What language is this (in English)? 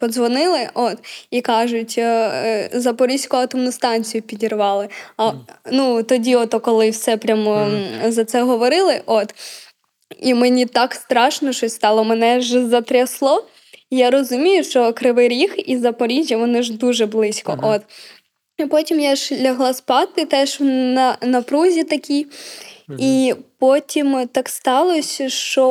Ukrainian